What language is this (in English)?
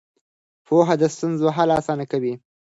Pashto